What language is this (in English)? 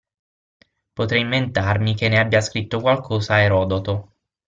Italian